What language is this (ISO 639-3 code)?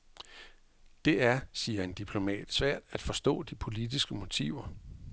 dan